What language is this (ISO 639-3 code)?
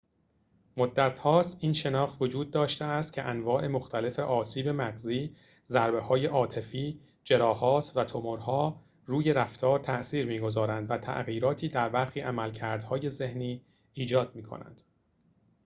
fas